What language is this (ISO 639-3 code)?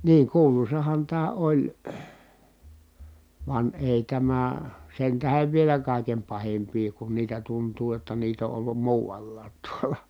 fin